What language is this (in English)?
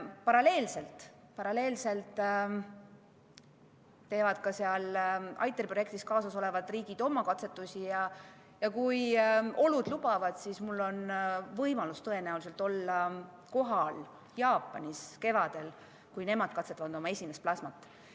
Estonian